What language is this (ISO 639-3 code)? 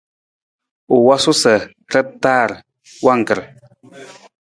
nmz